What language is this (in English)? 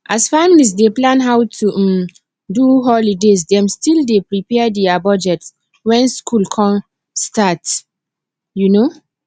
Nigerian Pidgin